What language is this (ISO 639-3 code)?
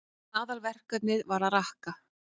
isl